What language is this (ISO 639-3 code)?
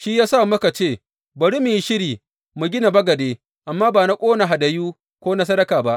hau